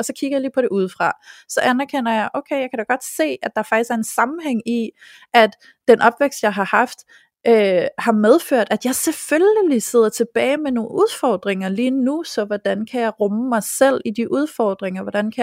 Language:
Danish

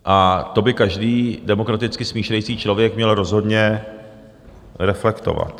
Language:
Czech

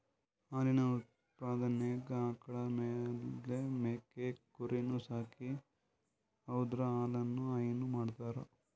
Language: Kannada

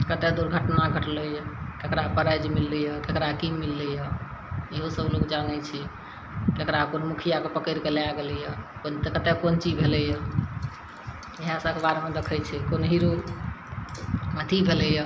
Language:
Maithili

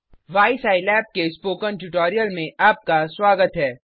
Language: Hindi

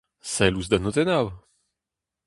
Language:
Breton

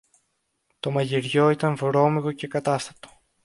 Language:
Greek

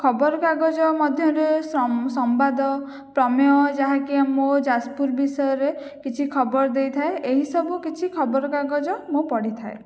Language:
Odia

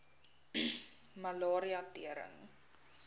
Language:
Afrikaans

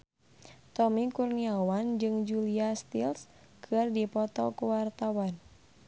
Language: Sundanese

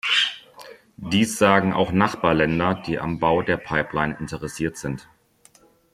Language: German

